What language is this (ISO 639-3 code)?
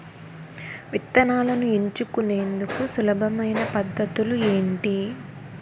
tel